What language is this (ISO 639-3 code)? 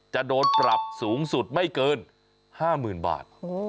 tha